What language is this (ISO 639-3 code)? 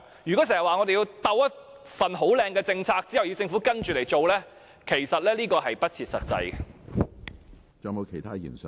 yue